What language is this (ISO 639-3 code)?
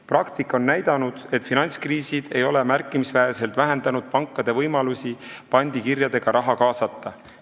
est